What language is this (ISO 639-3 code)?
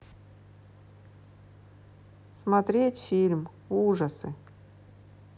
rus